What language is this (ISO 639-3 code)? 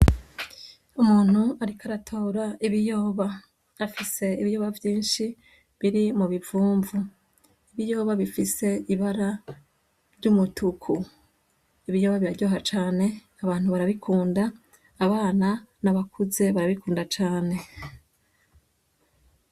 run